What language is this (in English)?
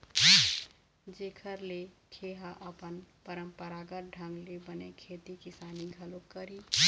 Chhattisgarhi